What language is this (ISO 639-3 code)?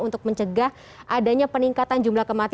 ind